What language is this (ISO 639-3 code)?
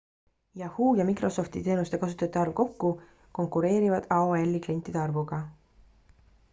est